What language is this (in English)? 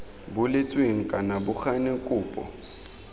Tswana